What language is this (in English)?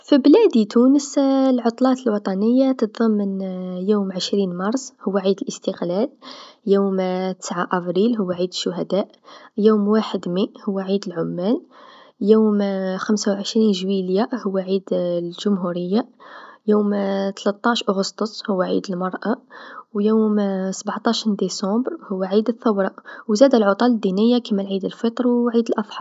Tunisian Arabic